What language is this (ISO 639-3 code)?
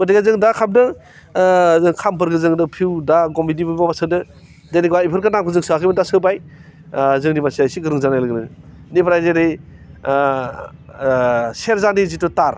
brx